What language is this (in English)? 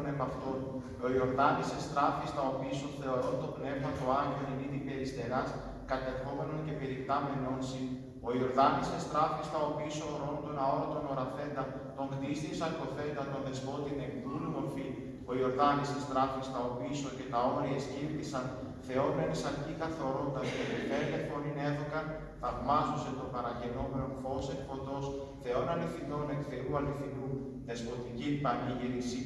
Greek